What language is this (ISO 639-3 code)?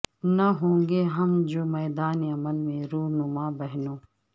urd